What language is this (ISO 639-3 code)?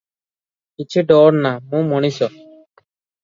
ori